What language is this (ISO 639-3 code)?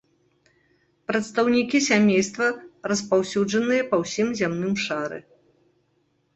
bel